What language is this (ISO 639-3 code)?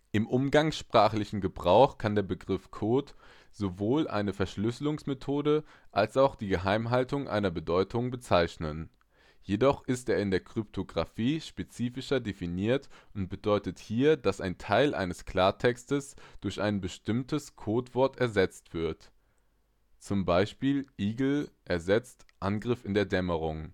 deu